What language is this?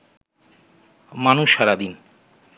Bangla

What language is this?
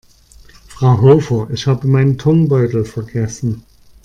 German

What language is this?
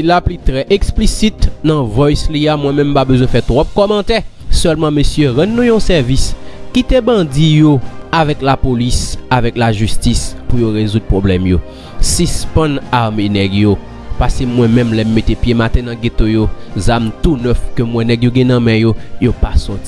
French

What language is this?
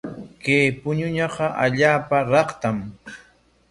Corongo Ancash Quechua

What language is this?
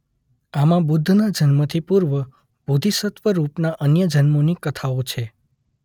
Gujarati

